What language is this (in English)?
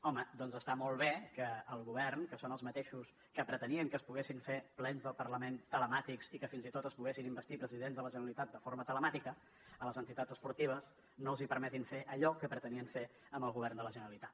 Catalan